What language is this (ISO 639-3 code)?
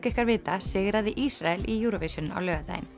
isl